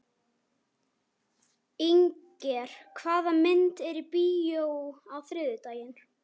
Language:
Icelandic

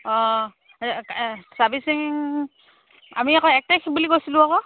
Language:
Assamese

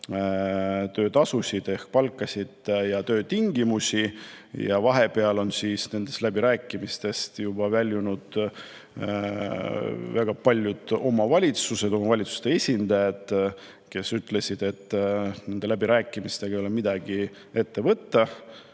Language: Estonian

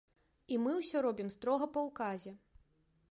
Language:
Belarusian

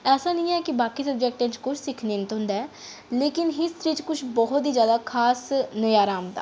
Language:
Dogri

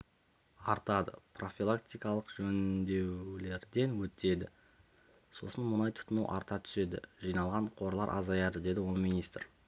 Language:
Kazakh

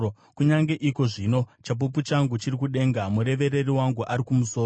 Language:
Shona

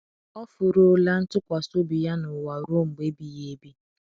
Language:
Igbo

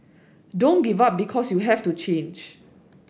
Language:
English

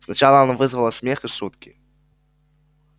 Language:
Russian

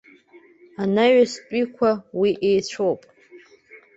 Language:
Abkhazian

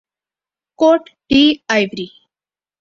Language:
Urdu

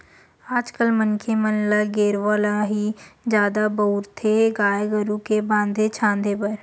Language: Chhattisgarhi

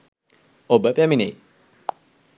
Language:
Sinhala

